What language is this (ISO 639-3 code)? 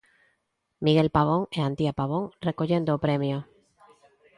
glg